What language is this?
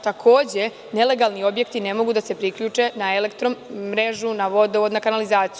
Serbian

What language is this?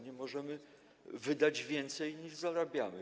Polish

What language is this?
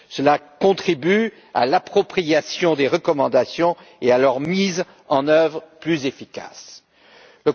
French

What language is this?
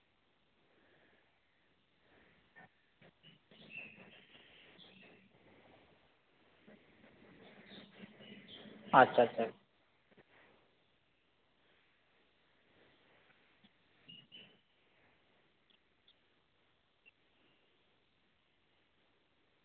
Santali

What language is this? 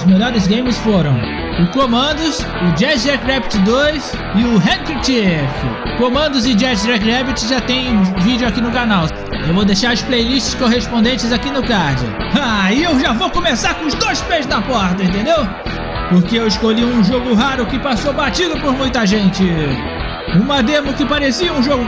Portuguese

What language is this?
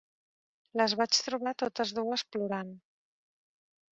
Catalan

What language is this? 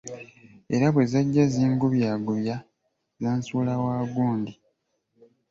Ganda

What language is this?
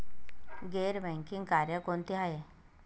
Marathi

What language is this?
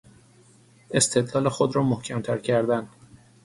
Persian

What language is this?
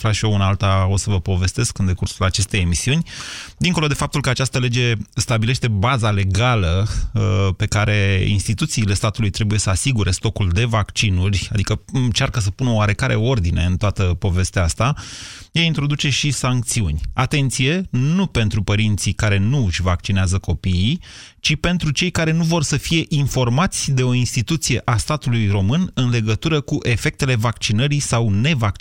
Romanian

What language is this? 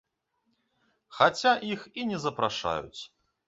Belarusian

